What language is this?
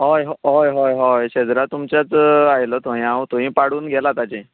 Konkani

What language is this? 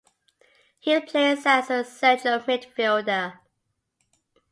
English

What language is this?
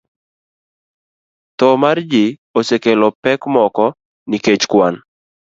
Luo (Kenya and Tanzania)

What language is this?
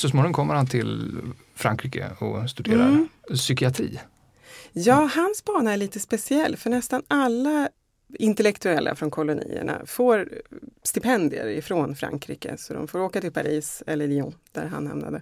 Swedish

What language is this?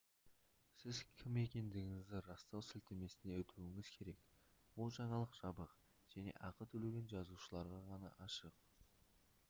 Kazakh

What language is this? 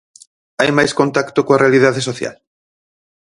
Galician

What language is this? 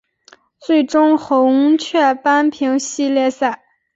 Chinese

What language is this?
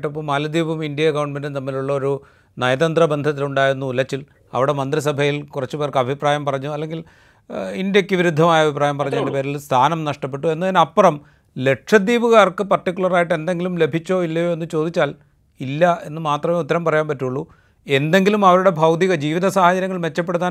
Malayalam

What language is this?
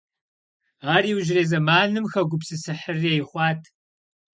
Kabardian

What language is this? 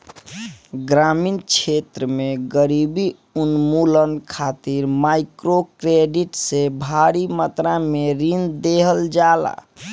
Bhojpuri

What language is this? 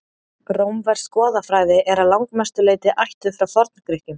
Icelandic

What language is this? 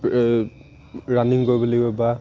Assamese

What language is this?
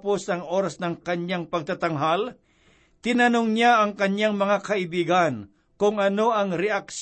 Filipino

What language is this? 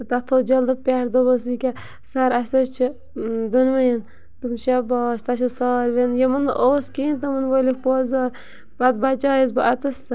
Kashmiri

